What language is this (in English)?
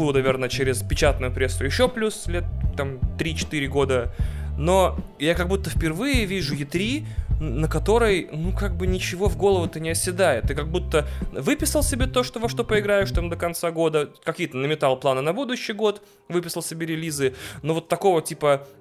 Russian